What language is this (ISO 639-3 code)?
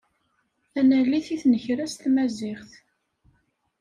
kab